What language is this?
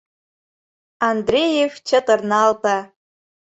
Mari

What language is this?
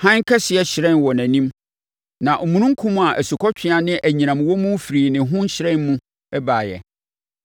Akan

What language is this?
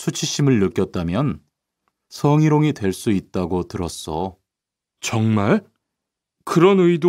Korean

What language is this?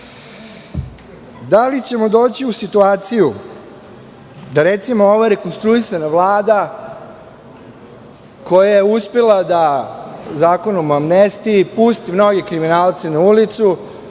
Serbian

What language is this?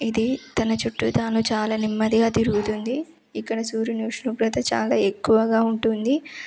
Telugu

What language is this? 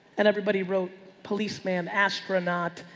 English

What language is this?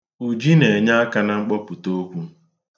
Igbo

